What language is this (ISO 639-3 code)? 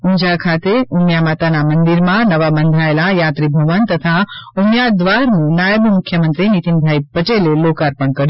guj